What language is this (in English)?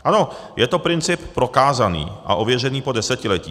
Czech